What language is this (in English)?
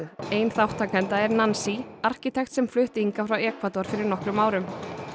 Icelandic